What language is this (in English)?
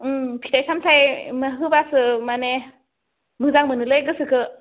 Bodo